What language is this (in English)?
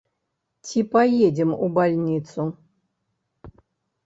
Belarusian